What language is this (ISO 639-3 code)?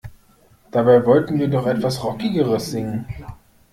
deu